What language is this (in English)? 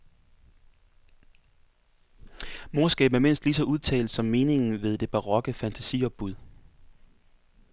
Danish